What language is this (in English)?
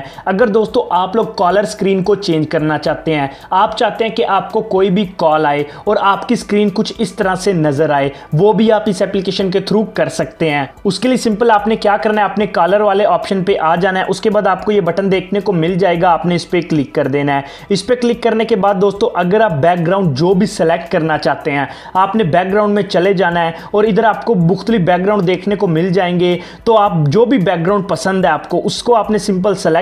Hindi